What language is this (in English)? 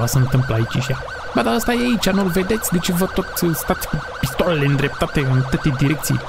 Romanian